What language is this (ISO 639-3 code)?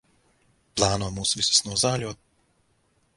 lav